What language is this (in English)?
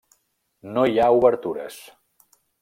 Catalan